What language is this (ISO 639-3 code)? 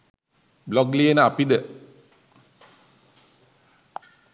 sin